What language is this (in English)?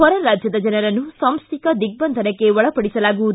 Kannada